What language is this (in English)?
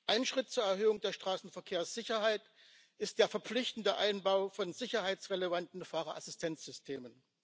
German